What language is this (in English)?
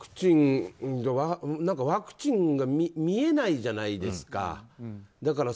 Japanese